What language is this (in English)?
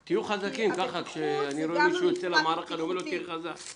Hebrew